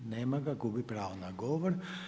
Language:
Croatian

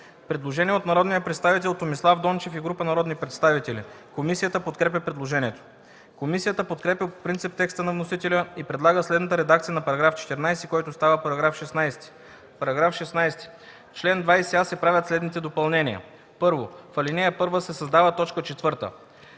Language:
Bulgarian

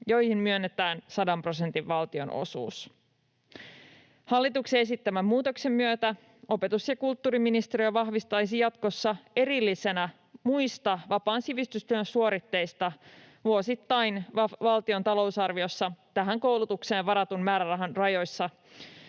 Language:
Finnish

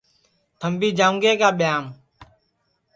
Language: Sansi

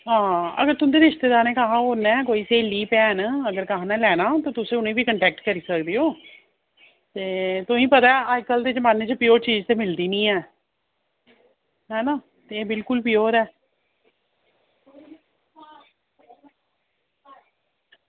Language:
Dogri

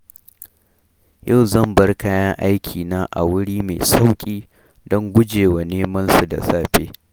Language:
Hausa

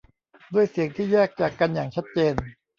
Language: Thai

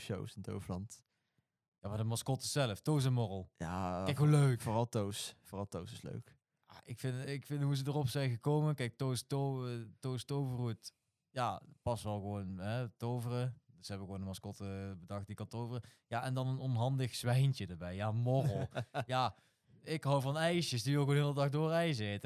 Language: Dutch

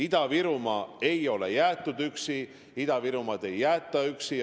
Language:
Estonian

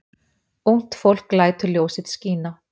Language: Icelandic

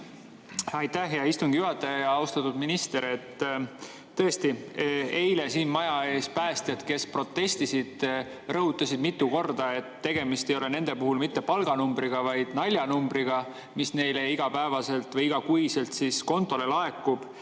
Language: Estonian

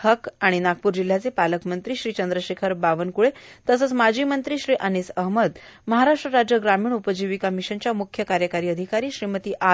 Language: Marathi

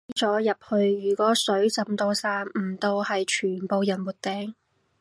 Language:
Cantonese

